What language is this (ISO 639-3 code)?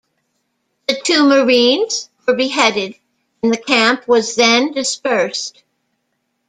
eng